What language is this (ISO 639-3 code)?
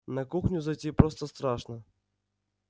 rus